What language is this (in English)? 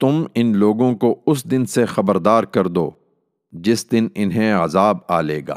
Urdu